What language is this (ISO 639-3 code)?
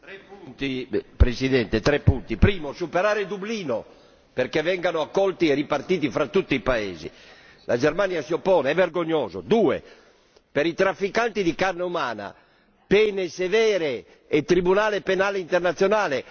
ita